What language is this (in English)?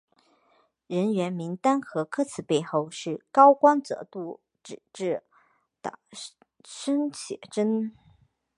Chinese